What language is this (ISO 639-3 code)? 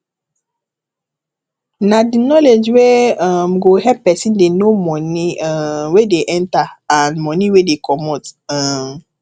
pcm